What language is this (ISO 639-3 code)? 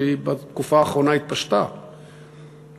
heb